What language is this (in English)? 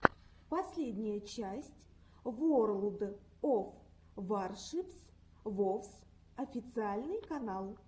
Russian